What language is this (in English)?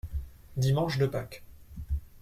French